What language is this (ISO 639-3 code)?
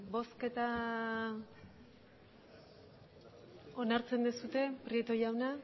eus